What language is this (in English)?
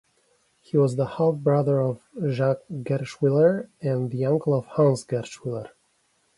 English